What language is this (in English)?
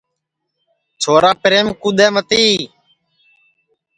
Sansi